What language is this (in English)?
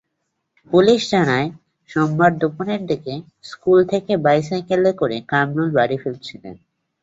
Bangla